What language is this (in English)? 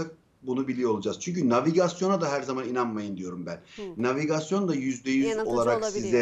Turkish